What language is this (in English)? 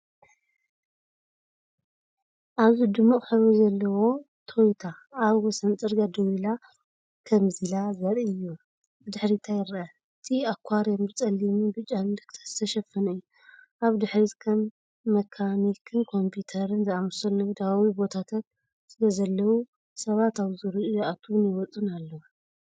Tigrinya